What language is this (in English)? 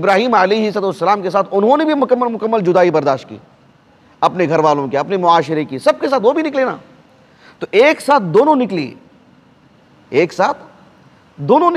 Arabic